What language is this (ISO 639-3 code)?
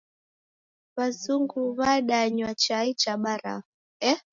dav